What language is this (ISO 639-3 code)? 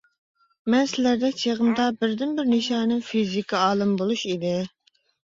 uig